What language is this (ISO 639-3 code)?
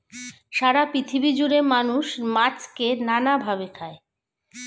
ben